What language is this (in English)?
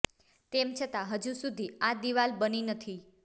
Gujarati